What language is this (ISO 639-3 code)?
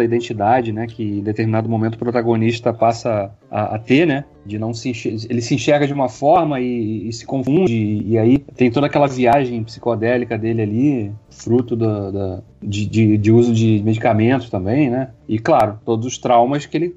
por